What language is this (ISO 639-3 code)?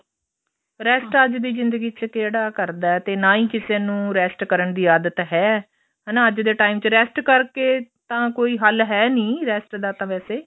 pan